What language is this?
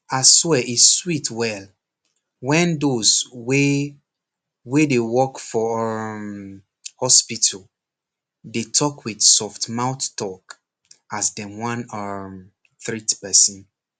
Nigerian Pidgin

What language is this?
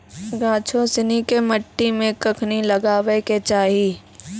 Maithili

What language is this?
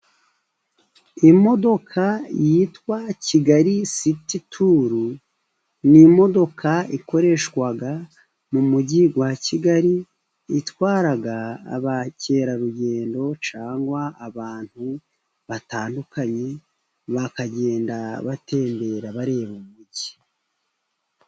Kinyarwanda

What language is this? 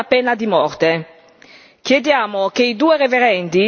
Italian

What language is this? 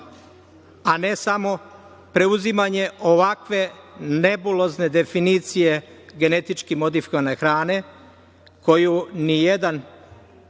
Serbian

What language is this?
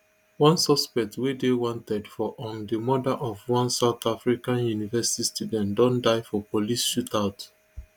Nigerian Pidgin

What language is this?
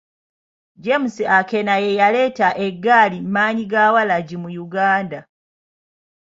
Ganda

